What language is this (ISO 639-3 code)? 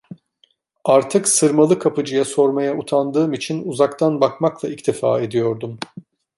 tur